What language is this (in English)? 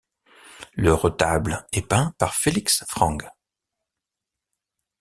French